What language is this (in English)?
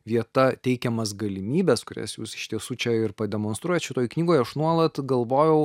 Lithuanian